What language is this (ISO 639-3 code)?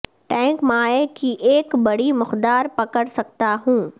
urd